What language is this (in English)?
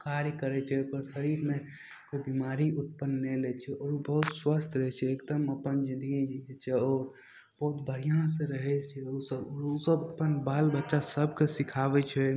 Maithili